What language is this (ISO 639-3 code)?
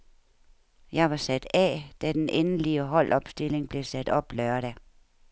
dan